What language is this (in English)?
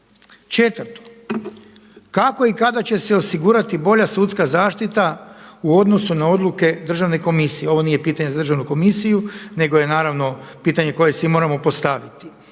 Croatian